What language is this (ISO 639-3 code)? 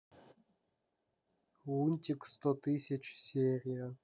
rus